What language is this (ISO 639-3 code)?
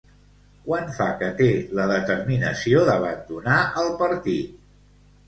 cat